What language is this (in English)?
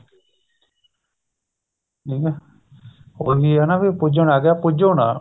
Punjabi